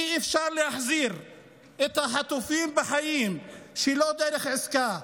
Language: Hebrew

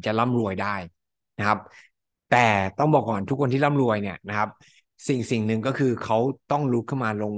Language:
Thai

